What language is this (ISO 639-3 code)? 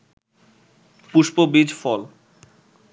ben